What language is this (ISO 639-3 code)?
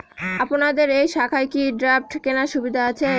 ben